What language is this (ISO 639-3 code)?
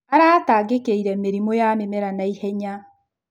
kik